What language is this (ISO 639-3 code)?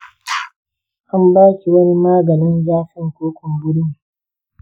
hau